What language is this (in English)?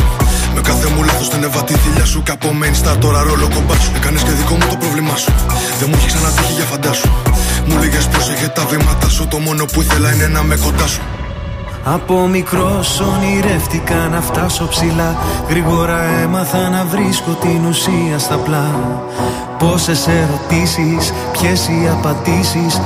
Greek